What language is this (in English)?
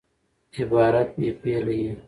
Pashto